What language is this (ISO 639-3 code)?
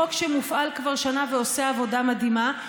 heb